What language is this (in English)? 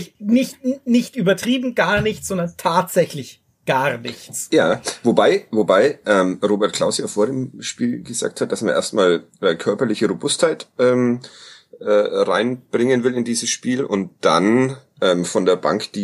German